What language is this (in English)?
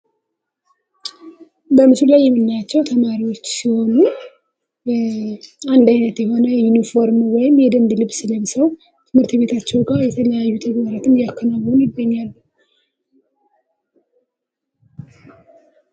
Amharic